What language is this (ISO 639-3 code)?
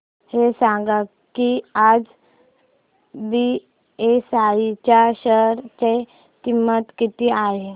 mar